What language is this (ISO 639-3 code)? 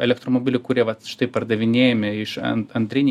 lit